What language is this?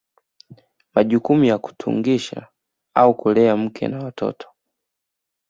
Swahili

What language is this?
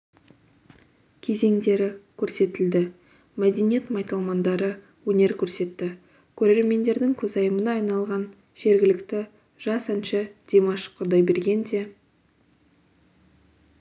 Kazakh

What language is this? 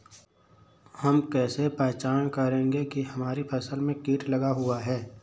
Hindi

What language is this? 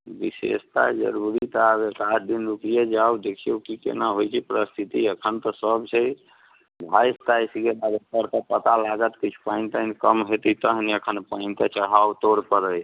Maithili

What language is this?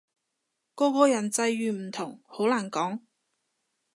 Cantonese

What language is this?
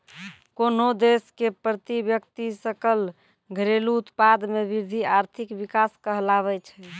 Maithili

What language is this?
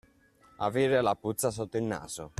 Italian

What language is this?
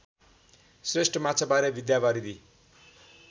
Nepali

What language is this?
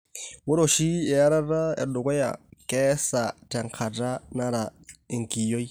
Masai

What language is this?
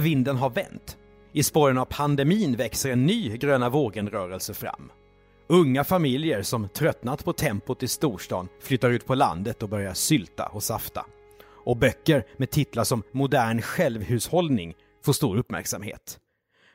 Swedish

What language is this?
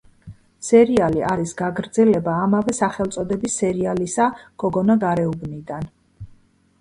Georgian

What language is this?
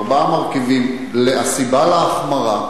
Hebrew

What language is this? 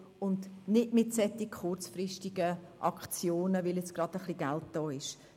Swiss German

